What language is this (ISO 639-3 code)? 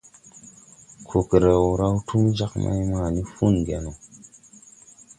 tui